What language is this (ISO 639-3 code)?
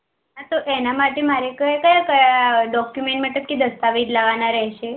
guj